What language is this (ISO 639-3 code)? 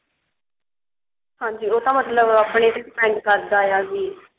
pan